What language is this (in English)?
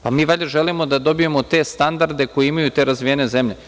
Serbian